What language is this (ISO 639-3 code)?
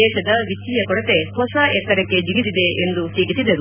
kan